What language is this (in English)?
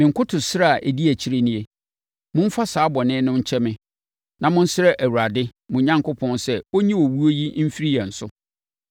Akan